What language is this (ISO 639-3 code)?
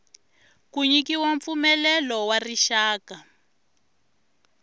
tso